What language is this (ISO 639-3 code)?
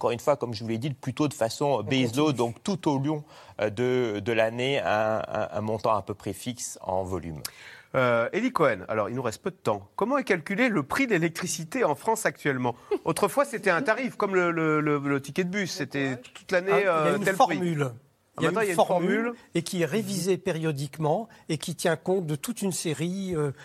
fra